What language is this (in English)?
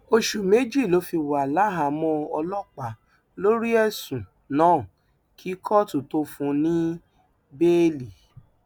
Yoruba